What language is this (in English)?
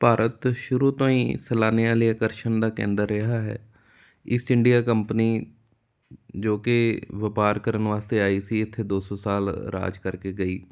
Punjabi